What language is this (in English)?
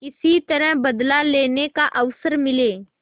Hindi